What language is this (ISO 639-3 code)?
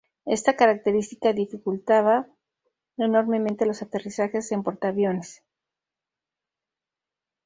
spa